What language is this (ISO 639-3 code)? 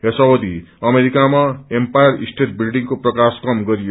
nep